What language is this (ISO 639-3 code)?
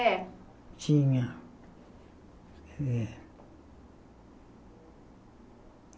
por